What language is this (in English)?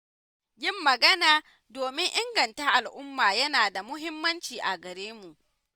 Hausa